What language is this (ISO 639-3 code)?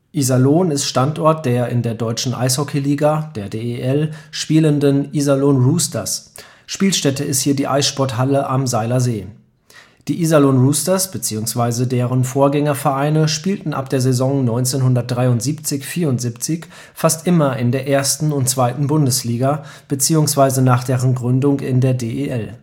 deu